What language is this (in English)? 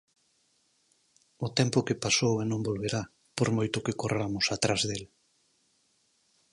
Galician